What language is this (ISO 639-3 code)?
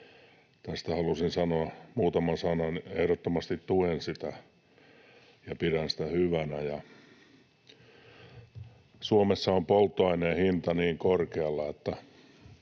fin